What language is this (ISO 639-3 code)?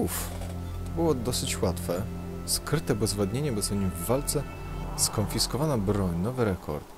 pol